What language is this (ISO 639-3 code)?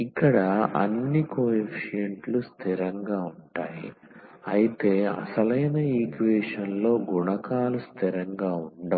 tel